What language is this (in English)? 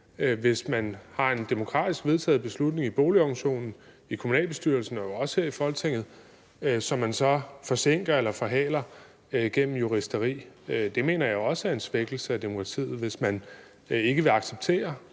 Danish